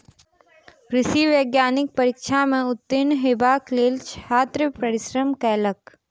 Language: Maithili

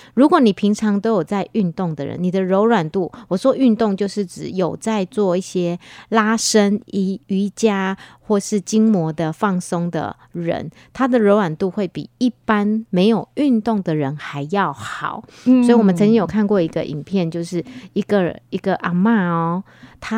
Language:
Chinese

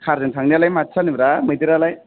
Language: Bodo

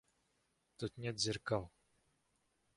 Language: Russian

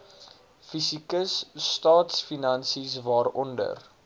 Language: Afrikaans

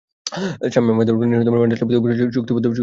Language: Bangla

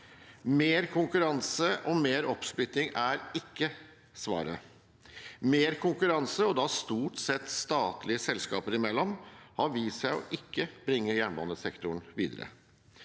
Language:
Norwegian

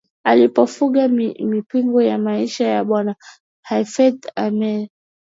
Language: Swahili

